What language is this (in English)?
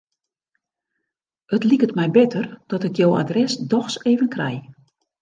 Western Frisian